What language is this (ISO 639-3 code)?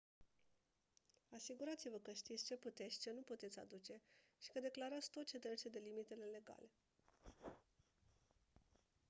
ron